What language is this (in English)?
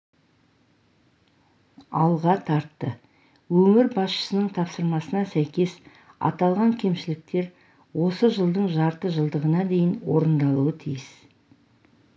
Kazakh